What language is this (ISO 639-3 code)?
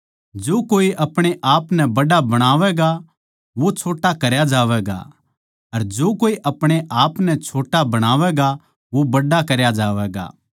bgc